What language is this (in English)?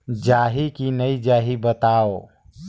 Chhattisgarhi